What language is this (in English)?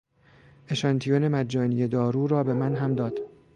Persian